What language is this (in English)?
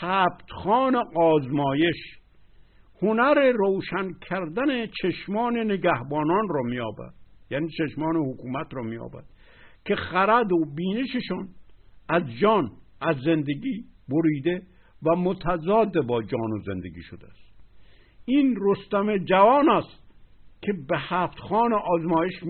Persian